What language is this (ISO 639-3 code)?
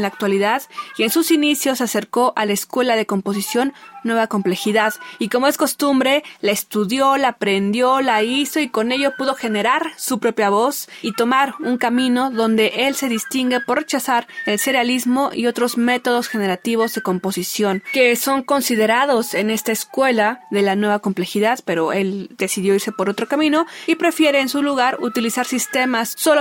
spa